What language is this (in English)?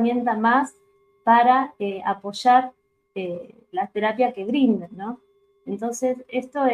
Spanish